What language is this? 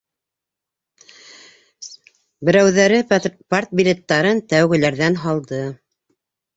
Bashkir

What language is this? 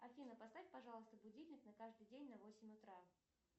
Russian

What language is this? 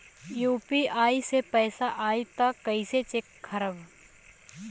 Bhojpuri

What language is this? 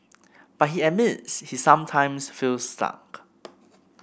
English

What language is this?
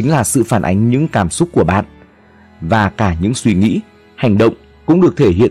Vietnamese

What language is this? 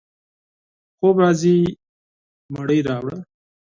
Pashto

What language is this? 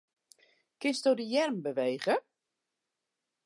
Western Frisian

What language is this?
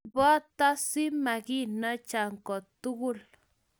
Kalenjin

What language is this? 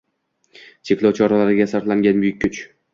Uzbek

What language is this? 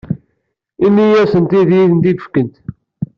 Kabyle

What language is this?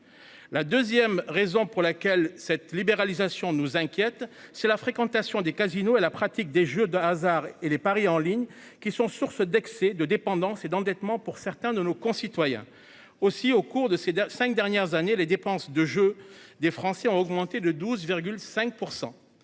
French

